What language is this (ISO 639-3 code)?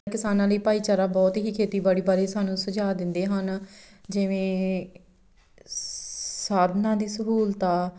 pan